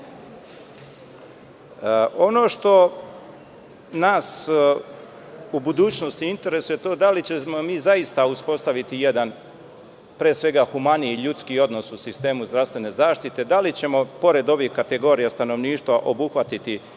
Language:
Serbian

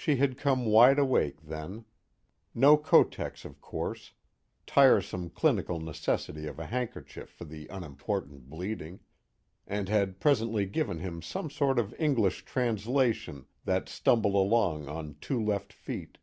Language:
English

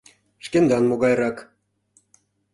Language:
Mari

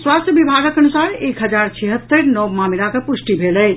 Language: Maithili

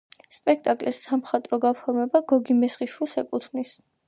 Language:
Georgian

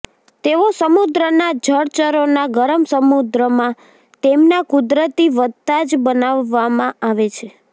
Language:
Gujarati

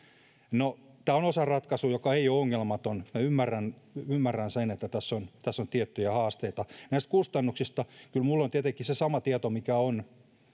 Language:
Finnish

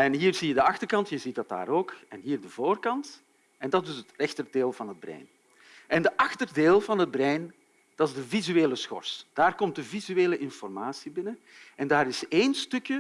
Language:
Dutch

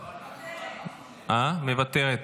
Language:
Hebrew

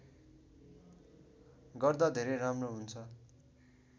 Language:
Nepali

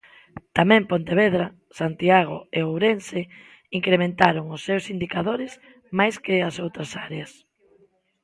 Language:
Galician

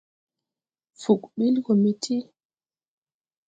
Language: Tupuri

